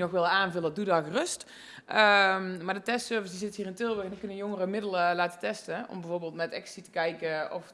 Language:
Dutch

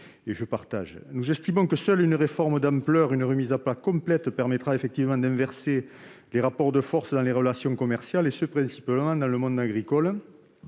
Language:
French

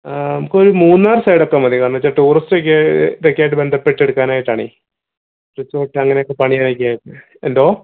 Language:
Malayalam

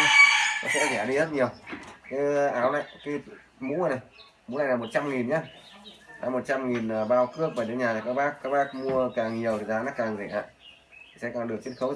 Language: Vietnamese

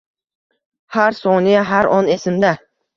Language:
Uzbek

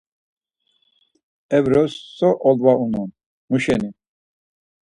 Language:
Laz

